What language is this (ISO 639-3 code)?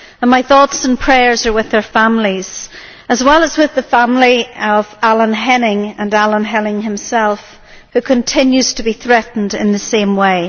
eng